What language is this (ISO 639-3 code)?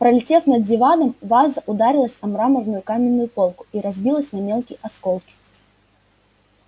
rus